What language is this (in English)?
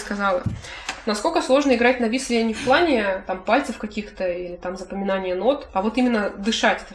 Russian